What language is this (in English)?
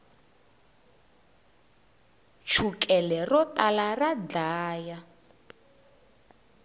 Tsonga